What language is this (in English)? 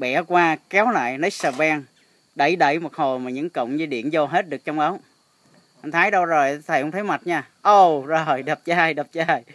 Vietnamese